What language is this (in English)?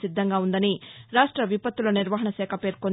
Telugu